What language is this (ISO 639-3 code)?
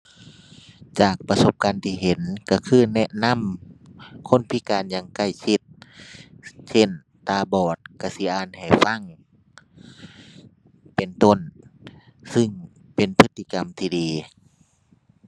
tha